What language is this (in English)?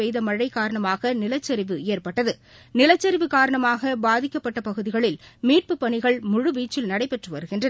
Tamil